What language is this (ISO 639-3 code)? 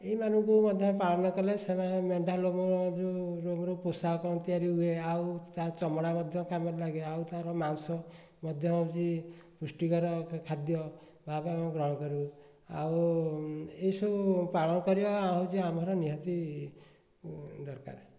ori